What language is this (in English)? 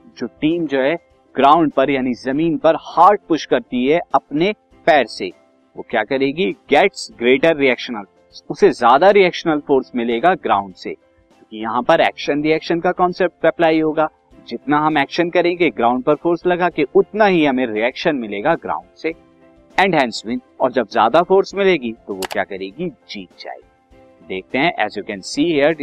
Hindi